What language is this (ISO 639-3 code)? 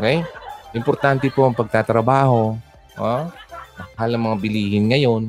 fil